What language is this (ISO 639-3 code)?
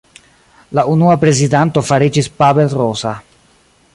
epo